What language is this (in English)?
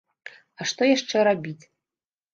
Belarusian